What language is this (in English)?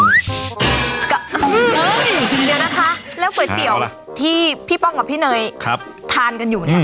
Thai